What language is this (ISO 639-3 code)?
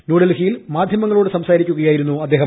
mal